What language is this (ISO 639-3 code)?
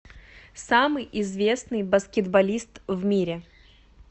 rus